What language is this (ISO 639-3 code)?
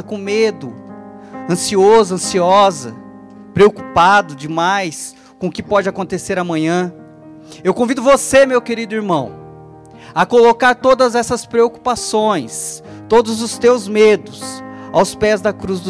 por